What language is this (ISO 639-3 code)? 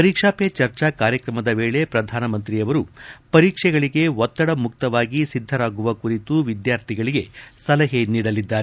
kan